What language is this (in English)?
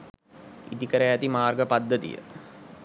Sinhala